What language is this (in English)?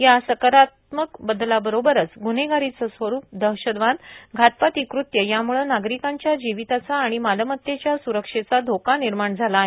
Marathi